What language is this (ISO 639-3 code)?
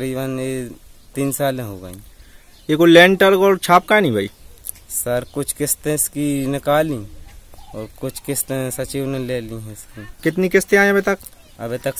hin